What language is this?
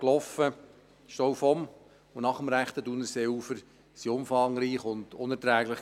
Swiss German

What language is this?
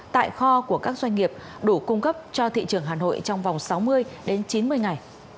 Vietnamese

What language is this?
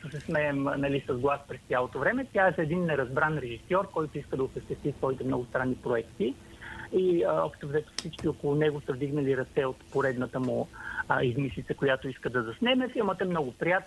Bulgarian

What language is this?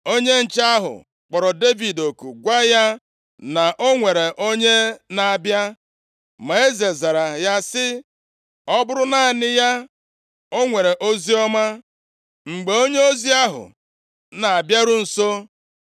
Igbo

